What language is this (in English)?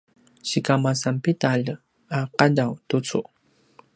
Paiwan